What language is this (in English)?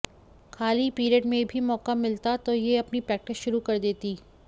Hindi